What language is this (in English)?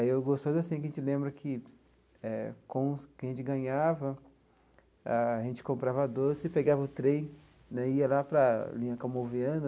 Portuguese